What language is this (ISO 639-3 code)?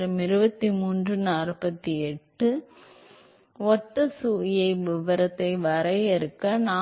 tam